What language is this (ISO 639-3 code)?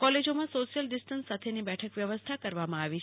guj